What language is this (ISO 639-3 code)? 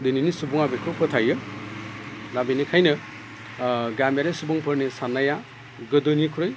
brx